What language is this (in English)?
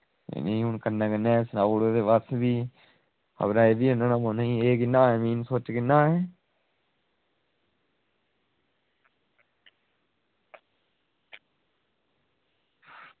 Dogri